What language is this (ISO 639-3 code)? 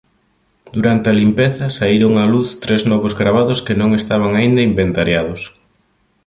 glg